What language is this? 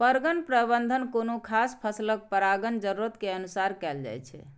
Maithili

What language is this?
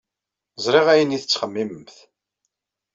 Kabyle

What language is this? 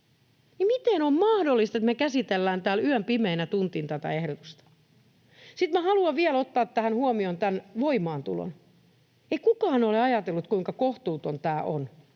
Finnish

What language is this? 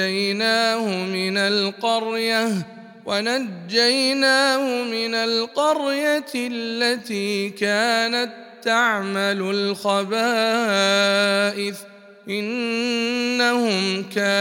Arabic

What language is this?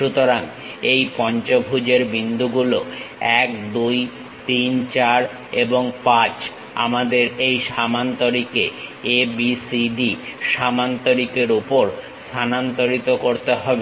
Bangla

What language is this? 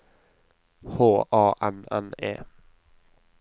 Norwegian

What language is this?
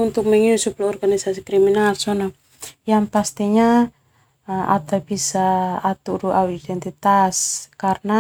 Termanu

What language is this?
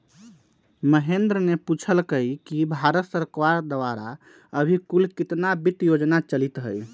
Magahi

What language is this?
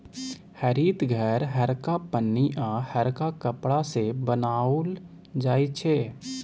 Maithili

